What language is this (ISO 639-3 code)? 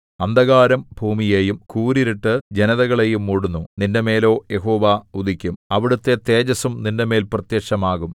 mal